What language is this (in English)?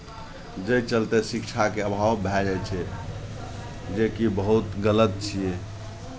Maithili